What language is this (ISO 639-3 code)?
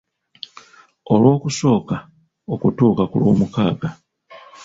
lug